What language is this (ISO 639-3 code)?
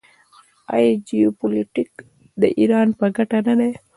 pus